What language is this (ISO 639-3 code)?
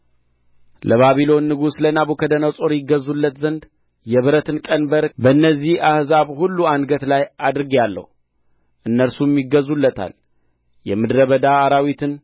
amh